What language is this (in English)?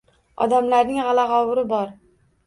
Uzbek